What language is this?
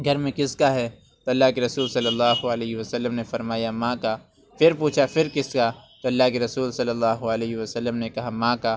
Urdu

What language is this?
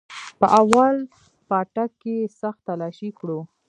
Pashto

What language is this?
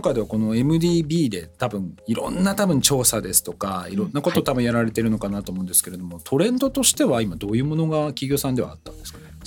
Japanese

